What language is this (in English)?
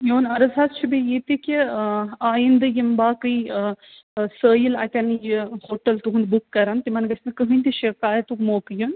Kashmiri